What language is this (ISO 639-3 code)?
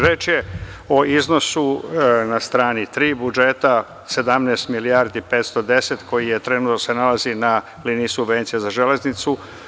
srp